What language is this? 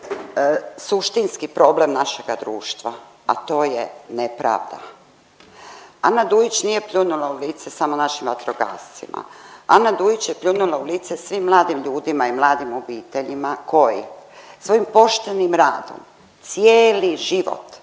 Croatian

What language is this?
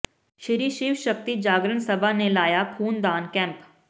Punjabi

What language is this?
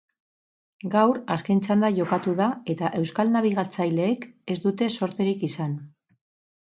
Basque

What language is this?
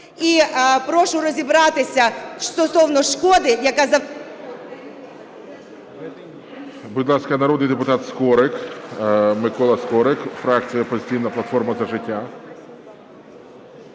Ukrainian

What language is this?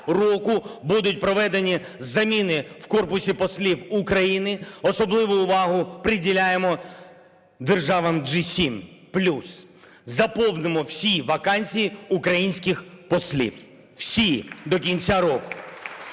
Ukrainian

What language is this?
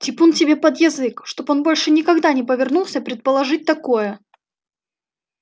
Russian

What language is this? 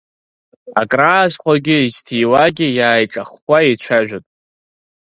Abkhazian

